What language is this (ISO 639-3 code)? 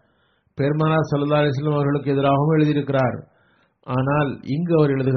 tam